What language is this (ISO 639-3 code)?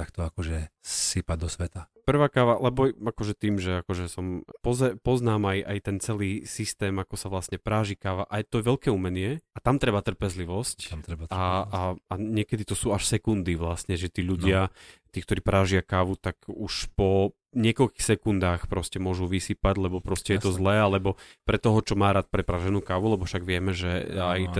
slk